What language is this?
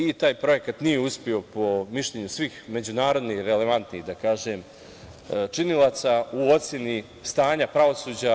Serbian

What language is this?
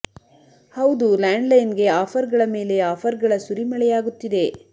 Kannada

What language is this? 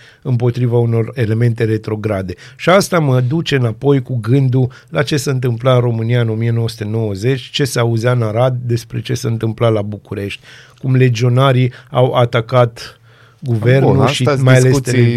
Romanian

